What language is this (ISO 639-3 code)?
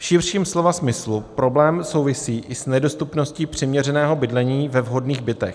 ces